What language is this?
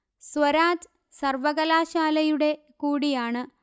Malayalam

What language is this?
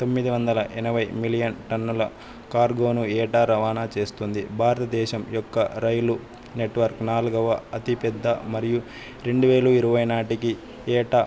Telugu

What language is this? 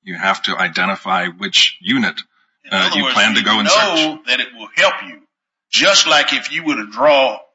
English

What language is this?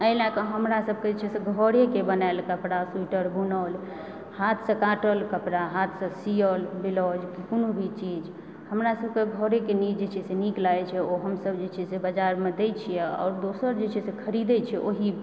Maithili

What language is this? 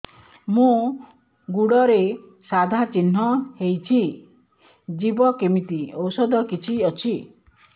Odia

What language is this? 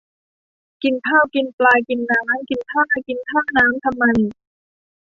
Thai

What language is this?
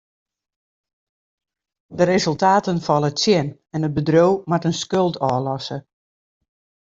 Western Frisian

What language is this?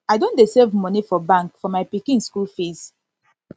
Nigerian Pidgin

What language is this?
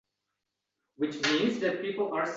Uzbek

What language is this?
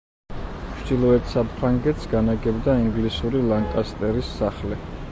Georgian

